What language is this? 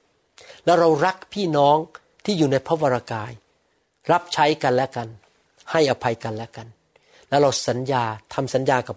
Thai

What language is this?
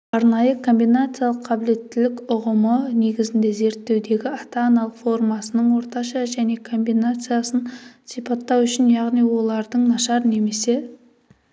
Kazakh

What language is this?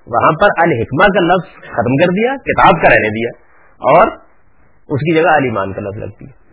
Urdu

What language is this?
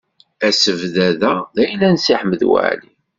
Kabyle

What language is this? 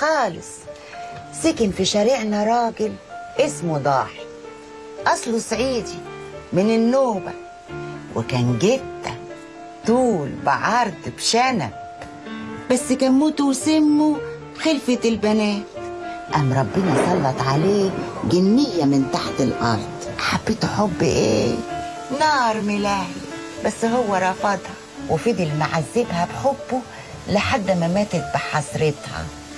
Arabic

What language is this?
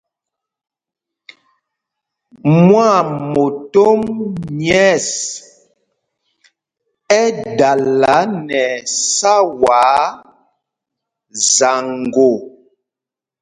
Mpumpong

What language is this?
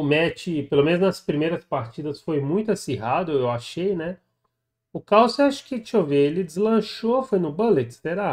Portuguese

